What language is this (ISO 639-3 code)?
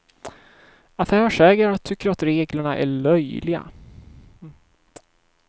swe